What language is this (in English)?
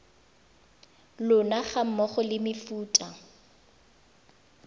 Tswana